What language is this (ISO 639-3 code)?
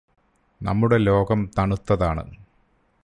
mal